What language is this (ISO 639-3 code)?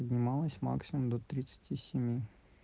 rus